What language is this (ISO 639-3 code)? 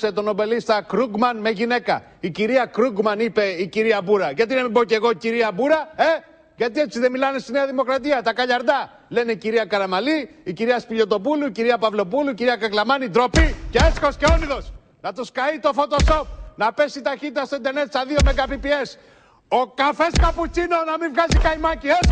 ell